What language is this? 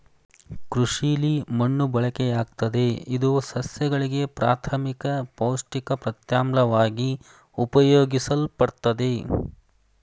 Kannada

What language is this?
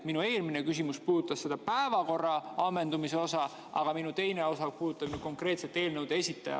Estonian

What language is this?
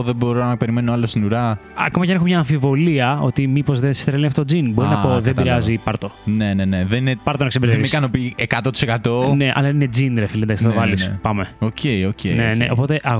Greek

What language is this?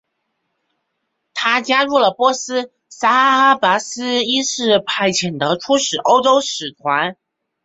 Chinese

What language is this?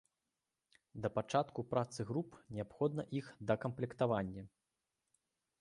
Belarusian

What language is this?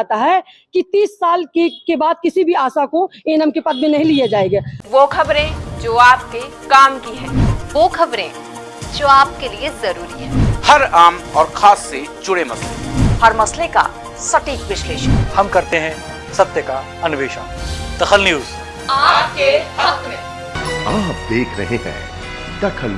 Hindi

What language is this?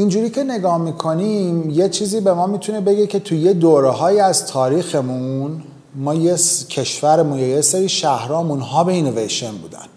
Persian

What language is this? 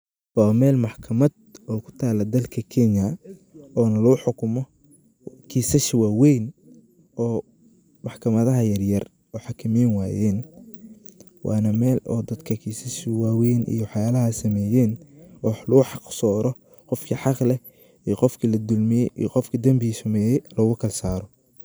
Somali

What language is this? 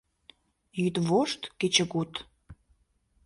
Mari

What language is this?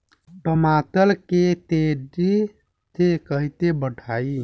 Bhojpuri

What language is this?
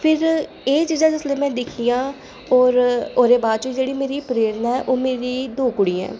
Dogri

